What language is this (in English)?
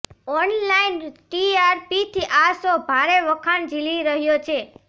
Gujarati